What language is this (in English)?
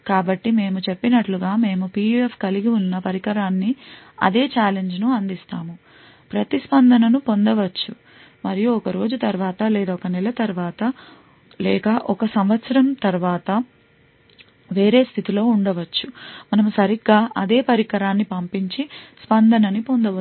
Telugu